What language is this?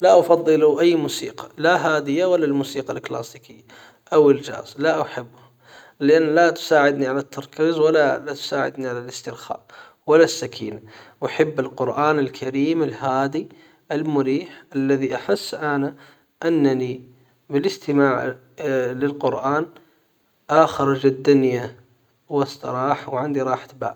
Hijazi Arabic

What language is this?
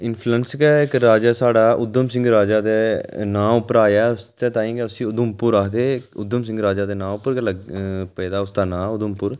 Dogri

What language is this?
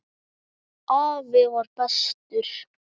Icelandic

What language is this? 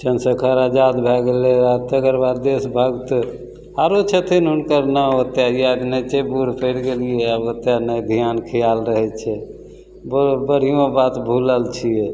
Maithili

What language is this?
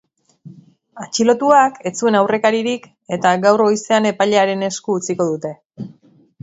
Basque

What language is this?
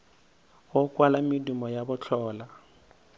Northern Sotho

